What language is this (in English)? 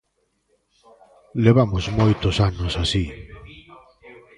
Galician